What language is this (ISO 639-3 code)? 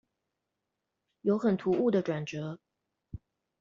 zho